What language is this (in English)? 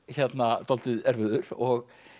Icelandic